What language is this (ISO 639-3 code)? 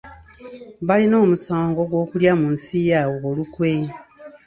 lug